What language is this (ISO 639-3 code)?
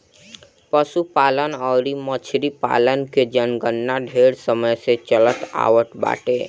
bho